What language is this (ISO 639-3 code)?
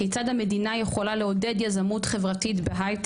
heb